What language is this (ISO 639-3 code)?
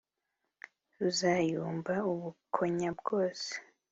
kin